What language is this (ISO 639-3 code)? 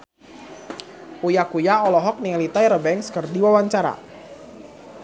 sun